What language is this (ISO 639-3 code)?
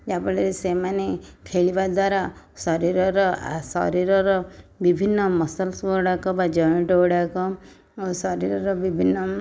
ori